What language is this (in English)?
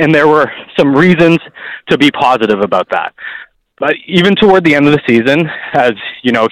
English